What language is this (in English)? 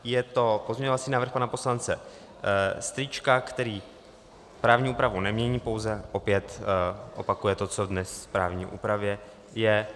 Czech